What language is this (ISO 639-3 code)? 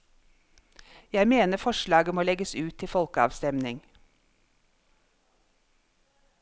nor